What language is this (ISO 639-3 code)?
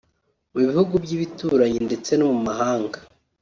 kin